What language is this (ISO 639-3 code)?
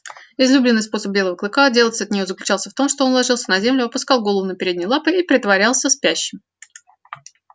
rus